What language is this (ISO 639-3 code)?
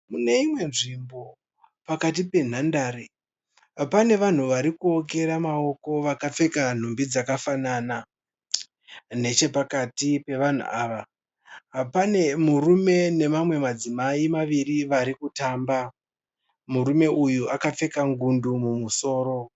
sna